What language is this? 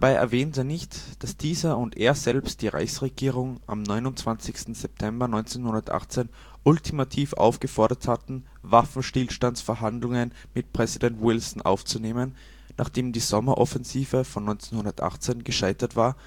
German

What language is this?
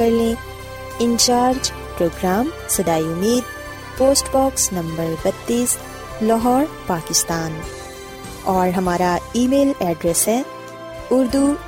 Urdu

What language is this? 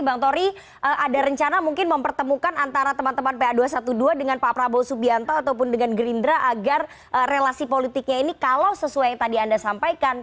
Indonesian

